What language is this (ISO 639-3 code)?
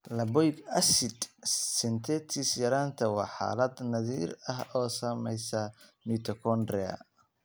som